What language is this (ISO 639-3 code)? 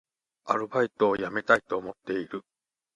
jpn